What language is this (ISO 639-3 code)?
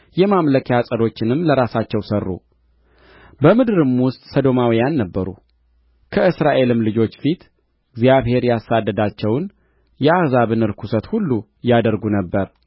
amh